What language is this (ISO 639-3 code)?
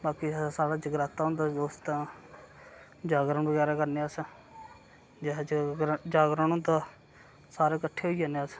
doi